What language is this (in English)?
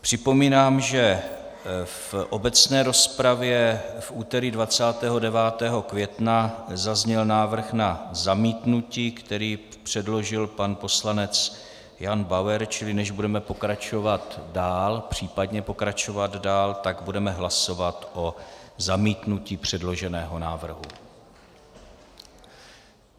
Czech